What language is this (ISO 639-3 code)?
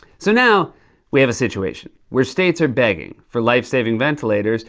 eng